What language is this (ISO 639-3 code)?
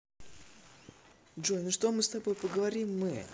rus